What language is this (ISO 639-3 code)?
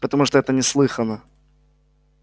rus